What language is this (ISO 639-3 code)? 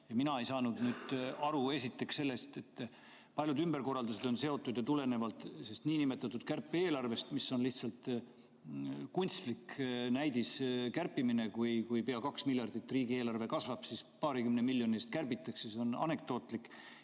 est